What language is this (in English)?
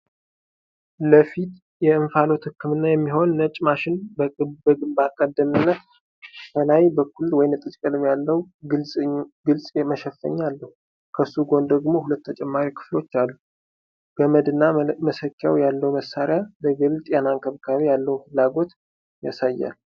Amharic